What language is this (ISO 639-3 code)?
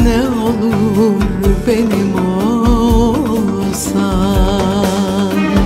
tur